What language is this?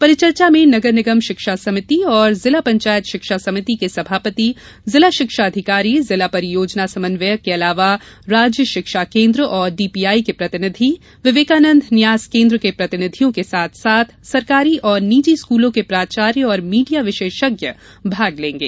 Hindi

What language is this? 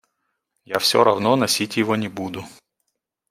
Russian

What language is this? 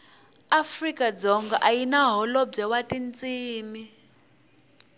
Tsonga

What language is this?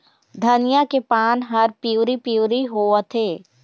Chhattisgarhi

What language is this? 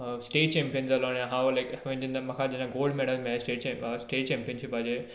Konkani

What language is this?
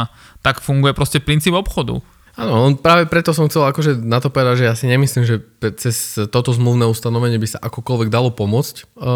Slovak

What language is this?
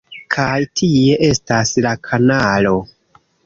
Esperanto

